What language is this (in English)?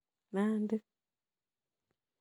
Kalenjin